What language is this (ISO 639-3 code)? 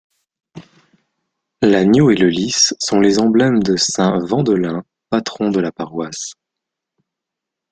fra